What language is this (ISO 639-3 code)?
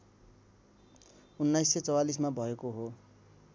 nep